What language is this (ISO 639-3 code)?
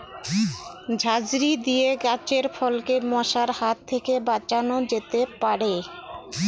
ben